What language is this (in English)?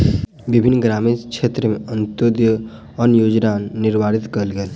Maithili